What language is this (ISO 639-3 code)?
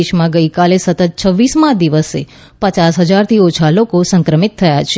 guj